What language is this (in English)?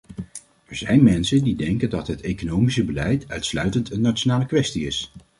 Dutch